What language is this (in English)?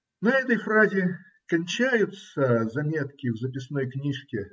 Russian